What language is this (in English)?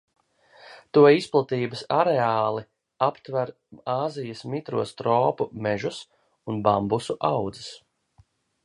Latvian